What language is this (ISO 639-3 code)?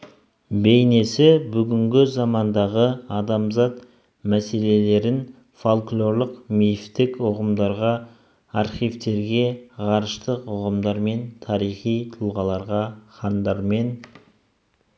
kaz